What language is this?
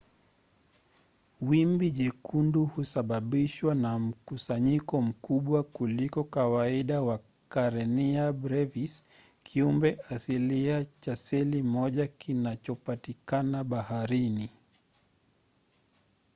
Swahili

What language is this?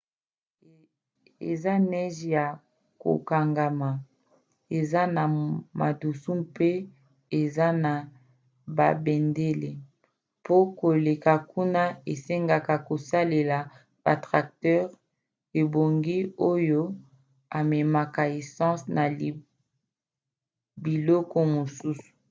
Lingala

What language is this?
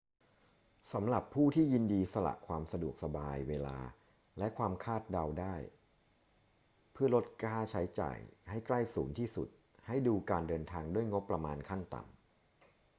Thai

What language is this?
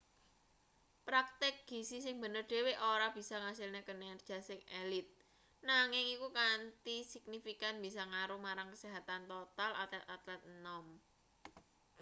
Javanese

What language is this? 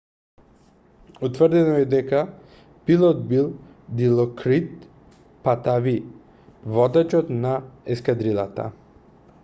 Macedonian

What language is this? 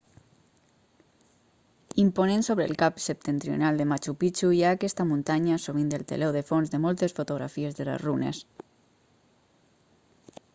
Catalan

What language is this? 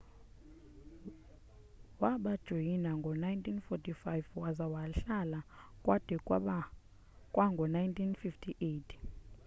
Xhosa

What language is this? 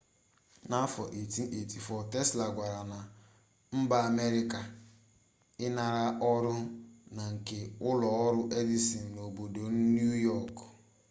Igbo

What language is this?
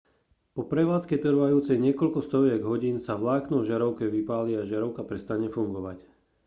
Slovak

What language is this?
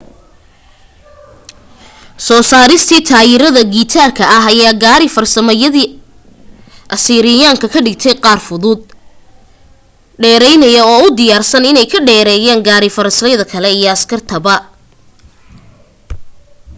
Somali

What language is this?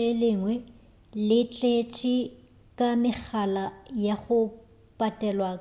Northern Sotho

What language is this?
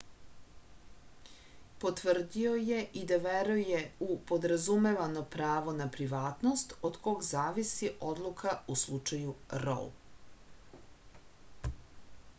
Serbian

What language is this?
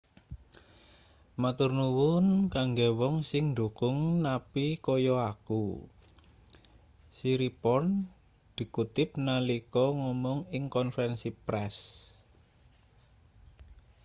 Javanese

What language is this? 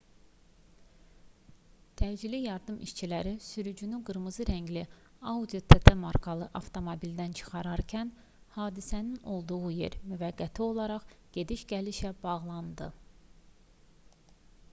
Azerbaijani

